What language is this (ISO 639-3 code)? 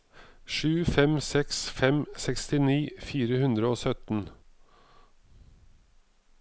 nor